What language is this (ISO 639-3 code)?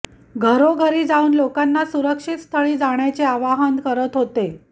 mar